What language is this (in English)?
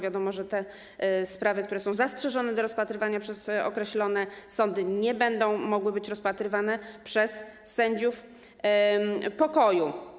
Polish